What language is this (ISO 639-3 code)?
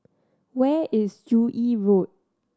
eng